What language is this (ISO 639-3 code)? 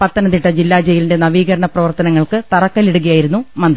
mal